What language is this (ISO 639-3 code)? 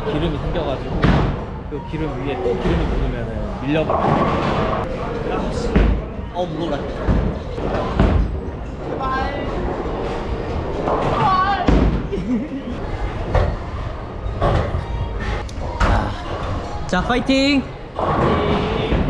kor